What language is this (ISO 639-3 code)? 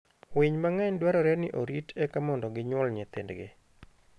luo